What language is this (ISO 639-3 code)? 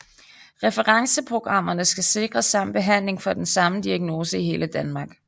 dan